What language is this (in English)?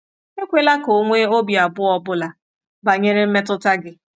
Igbo